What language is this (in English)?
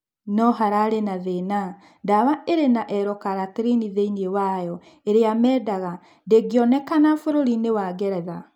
Kikuyu